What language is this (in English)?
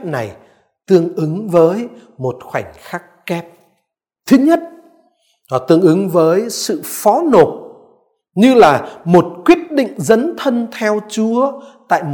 Vietnamese